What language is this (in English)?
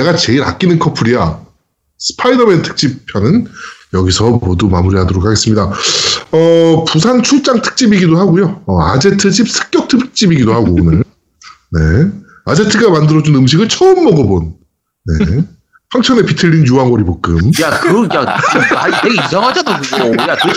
Korean